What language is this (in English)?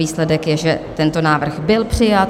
Czech